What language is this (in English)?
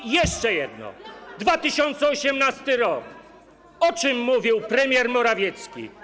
Polish